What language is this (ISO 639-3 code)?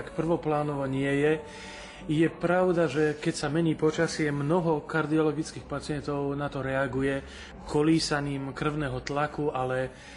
slk